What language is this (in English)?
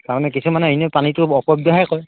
Assamese